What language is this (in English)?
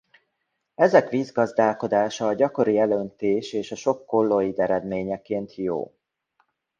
Hungarian